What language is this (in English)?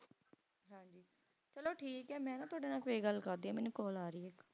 Punjabi